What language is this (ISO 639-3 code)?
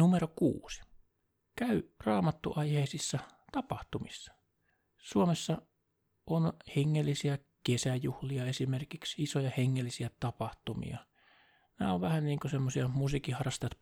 fin